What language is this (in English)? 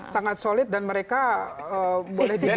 Indonesian